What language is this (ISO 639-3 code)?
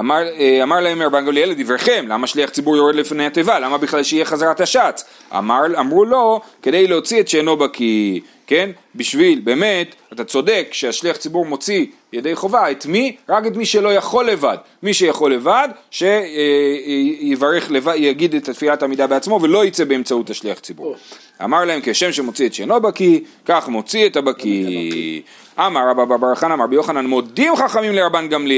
heb